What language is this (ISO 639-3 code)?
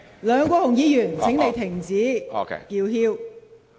yue